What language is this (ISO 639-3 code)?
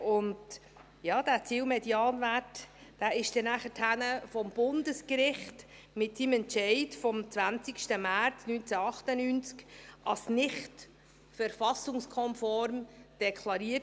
gsw